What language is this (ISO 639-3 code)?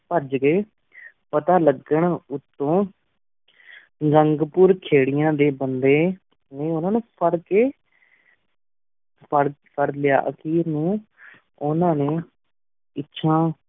pan